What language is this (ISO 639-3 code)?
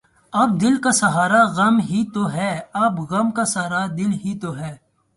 urd